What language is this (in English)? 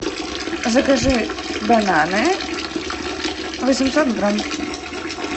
Russian